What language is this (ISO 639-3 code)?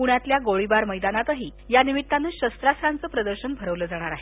mar